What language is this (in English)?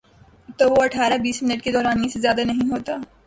Urdu